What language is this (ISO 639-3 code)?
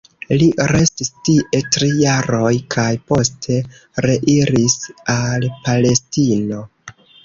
epo